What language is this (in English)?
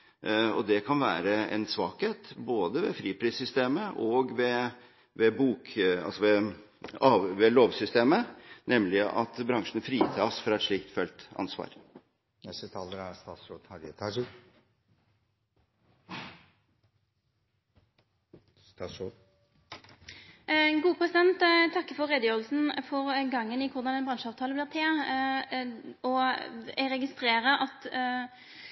Norwegian